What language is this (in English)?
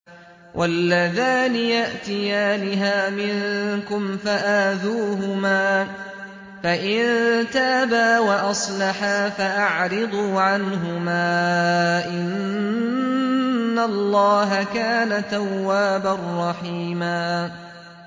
Arabic